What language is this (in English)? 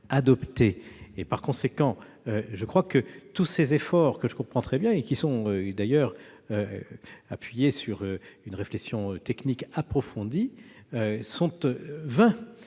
French